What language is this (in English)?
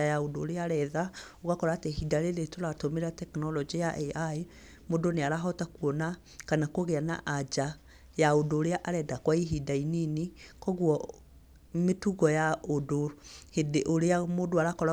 Kikuyu